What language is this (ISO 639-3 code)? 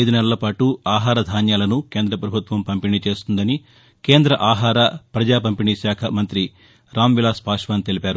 tel